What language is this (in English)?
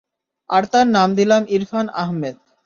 Bangla